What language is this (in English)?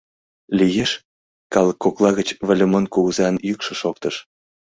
Mari